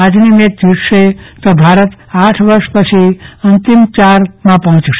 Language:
Gujarati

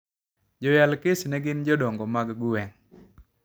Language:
Luo (Kenya and Tanzania)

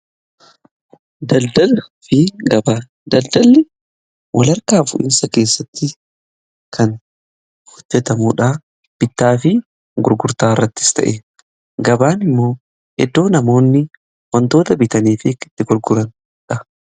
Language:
Oromo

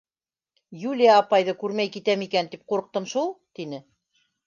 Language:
Bashkir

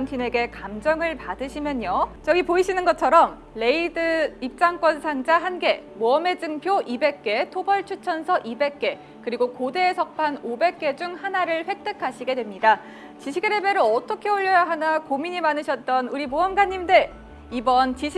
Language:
Korean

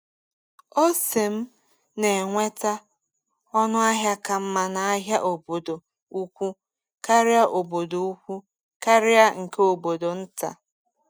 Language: Igbo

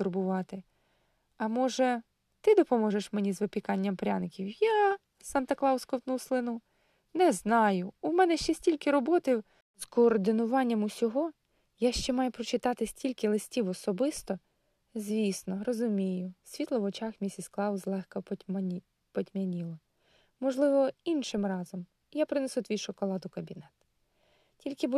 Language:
Ukrainian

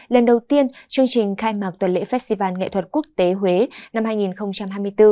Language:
Vietnamese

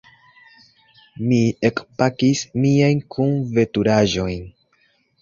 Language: Esperanto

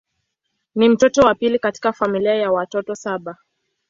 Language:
Swahili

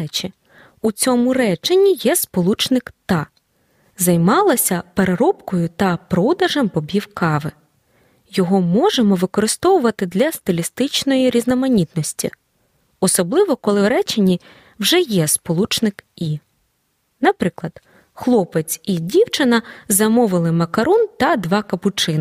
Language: Ukrainian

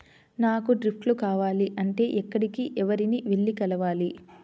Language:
Telugu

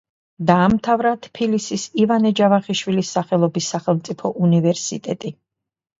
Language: Georgian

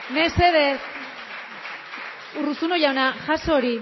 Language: Basque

